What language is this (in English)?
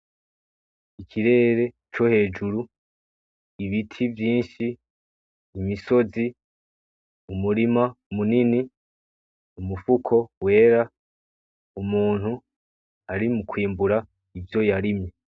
Rundi